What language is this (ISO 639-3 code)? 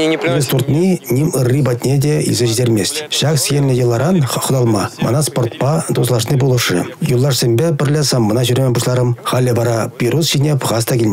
rus